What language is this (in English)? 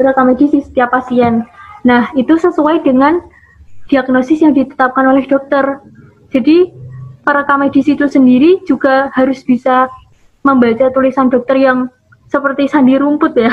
Indonesian